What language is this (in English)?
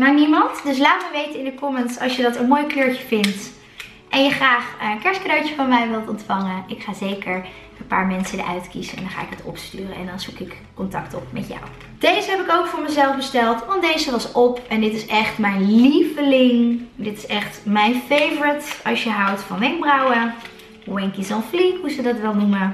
Dutch